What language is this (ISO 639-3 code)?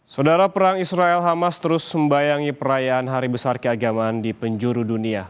ind